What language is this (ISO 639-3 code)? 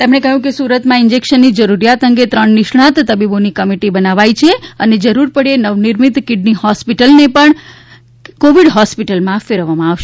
guj